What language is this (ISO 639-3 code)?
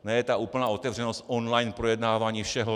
ces